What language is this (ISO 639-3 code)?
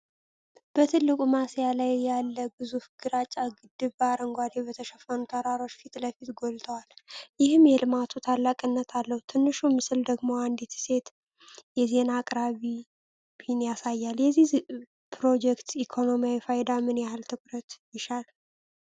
amh